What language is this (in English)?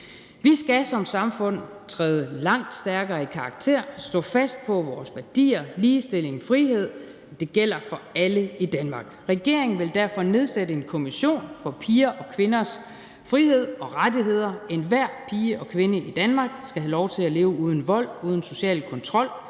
Danish